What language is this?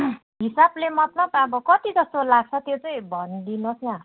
Nepali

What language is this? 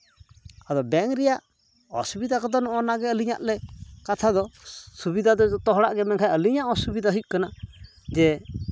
Santali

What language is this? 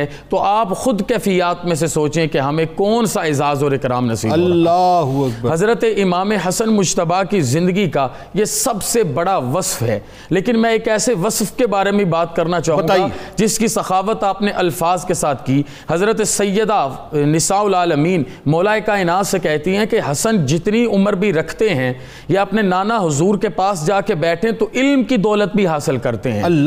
Urdu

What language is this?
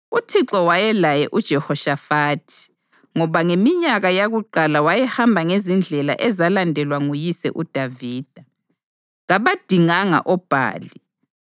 North Ndebele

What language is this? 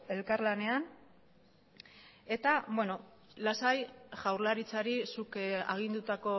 Basque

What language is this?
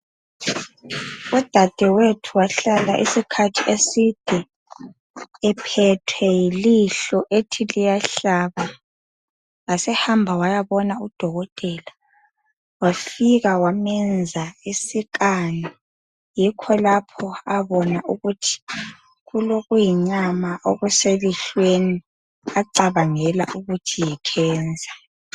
North Ndebele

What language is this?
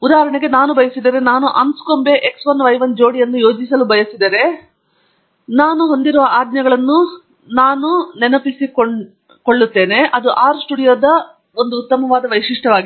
Kannada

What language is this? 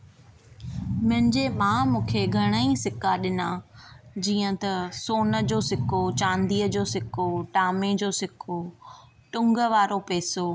Sindhi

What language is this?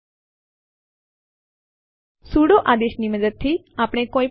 Gujarati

